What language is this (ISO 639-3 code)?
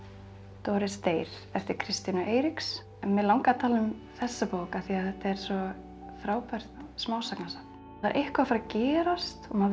isl